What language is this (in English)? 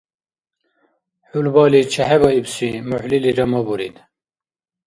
Dargwa